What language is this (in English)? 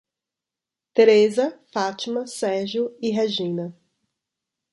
Portuguese